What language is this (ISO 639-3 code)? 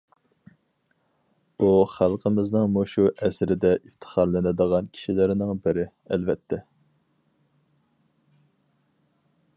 uig